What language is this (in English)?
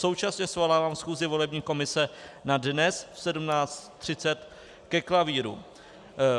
Czech